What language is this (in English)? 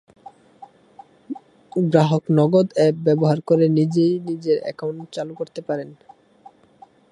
Bangla